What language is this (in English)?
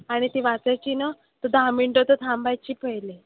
Marathi